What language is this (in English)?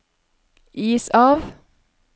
Norwegian